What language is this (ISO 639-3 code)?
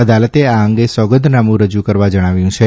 guj